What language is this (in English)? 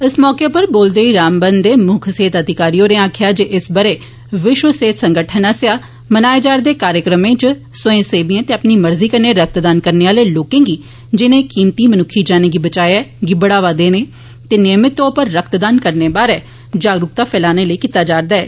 Dogri